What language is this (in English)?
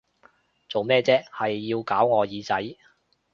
Cantonese